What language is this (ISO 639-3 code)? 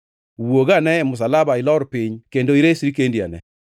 luo